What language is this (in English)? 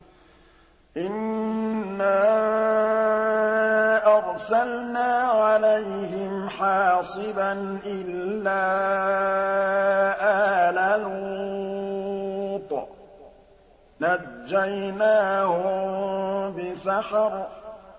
Arabic